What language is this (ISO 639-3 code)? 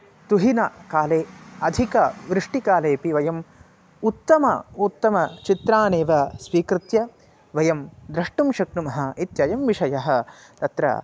san